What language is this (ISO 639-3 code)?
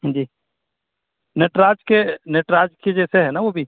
urd